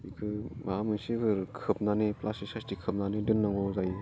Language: Bodo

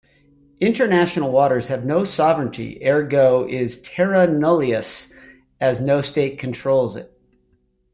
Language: English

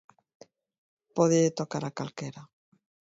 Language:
Galician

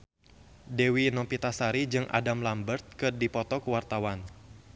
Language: Sundanese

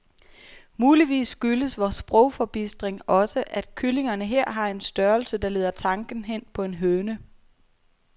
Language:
Danish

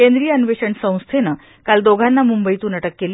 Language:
Marathi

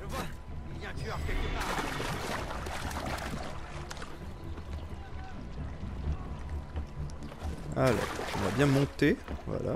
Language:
French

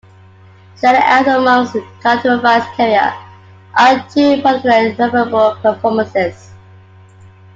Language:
English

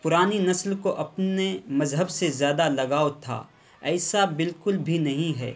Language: Urdu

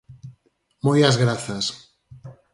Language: Galician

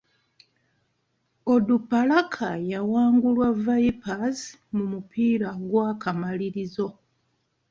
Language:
Ganda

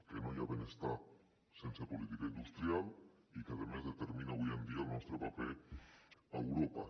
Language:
Catalan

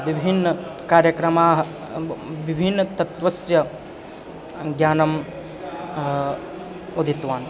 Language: Sanskrit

